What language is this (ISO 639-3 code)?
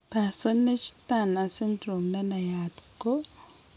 kln